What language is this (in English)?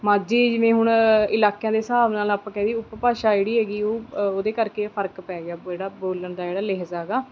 Punjabi